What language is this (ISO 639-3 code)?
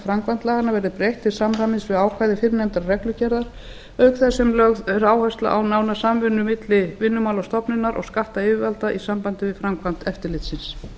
isl